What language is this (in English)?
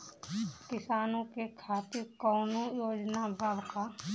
Bhojpuri